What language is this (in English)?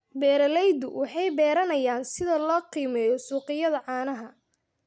Somali